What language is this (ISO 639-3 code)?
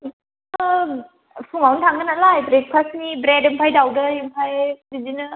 brx